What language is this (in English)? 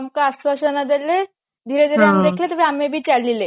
Odia